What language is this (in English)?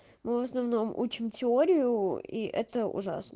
Russian